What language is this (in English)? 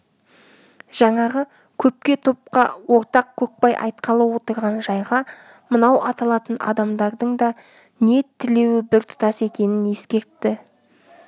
Kazakh